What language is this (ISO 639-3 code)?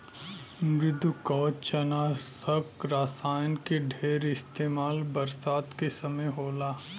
bho